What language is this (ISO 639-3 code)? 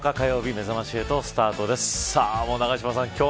jpn